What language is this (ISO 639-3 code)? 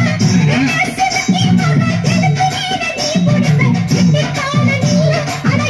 spa